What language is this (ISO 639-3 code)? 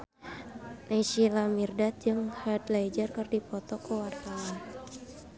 sun